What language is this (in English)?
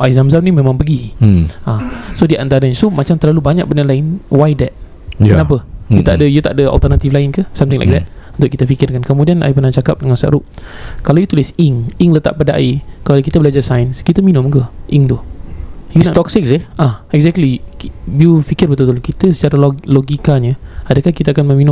Malay